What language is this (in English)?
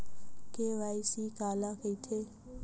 Chhattisgarhi